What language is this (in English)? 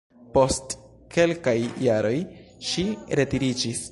Esperanto